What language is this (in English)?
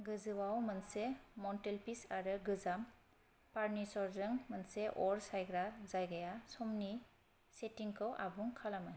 Bodo